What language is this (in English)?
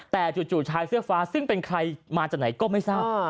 Thai